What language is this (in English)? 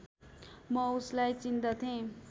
Nepali